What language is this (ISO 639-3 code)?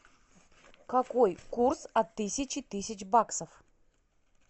rus